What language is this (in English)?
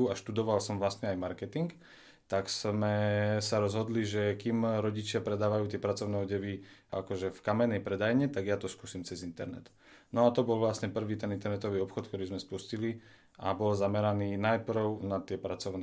Slovak